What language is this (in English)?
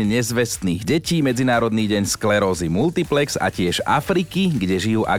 Slovak